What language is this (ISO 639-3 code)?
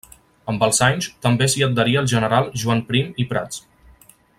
cat